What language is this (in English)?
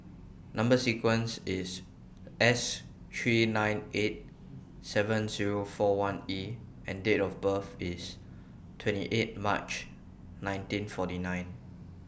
English